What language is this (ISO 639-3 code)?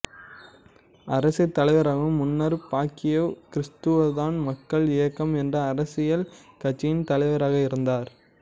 tam